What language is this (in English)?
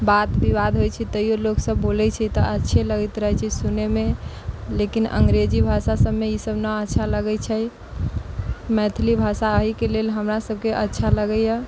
Maithili